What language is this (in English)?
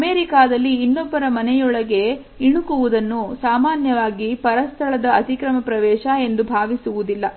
Kannada